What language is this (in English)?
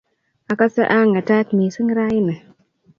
Kalenjin